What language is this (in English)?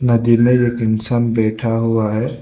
Hindi